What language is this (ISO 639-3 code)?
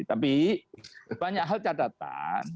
ind